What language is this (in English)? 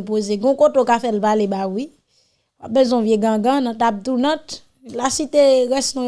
French